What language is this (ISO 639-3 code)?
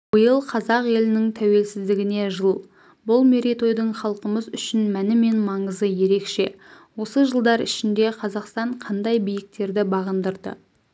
kaz